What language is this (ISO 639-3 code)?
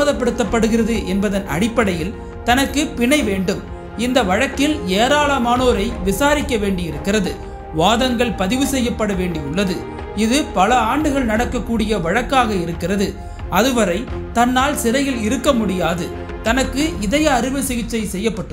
tam